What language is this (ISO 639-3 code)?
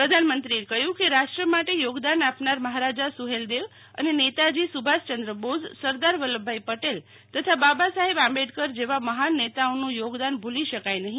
guj